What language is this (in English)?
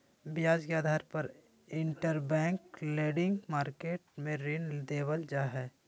Magahi